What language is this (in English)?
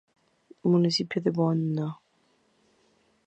Spanish